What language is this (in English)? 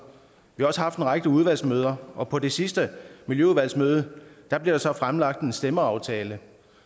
Danish